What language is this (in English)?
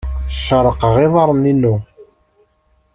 Kabyle